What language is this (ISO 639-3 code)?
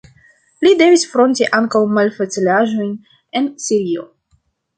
epo